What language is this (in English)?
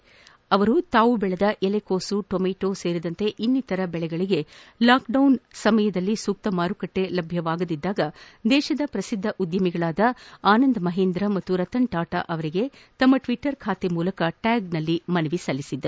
Kannada